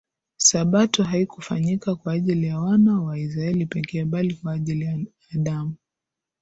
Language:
Swahili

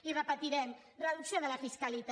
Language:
Catalan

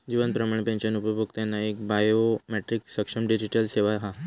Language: Marathi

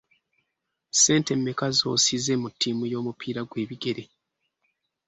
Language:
Ganda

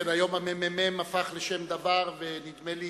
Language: Hebrew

